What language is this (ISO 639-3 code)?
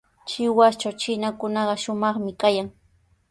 qws